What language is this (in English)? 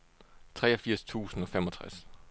Danish